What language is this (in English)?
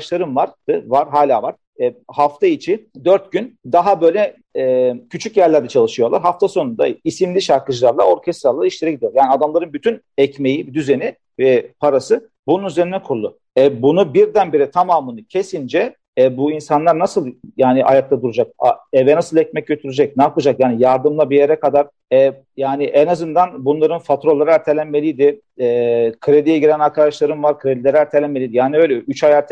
Turkish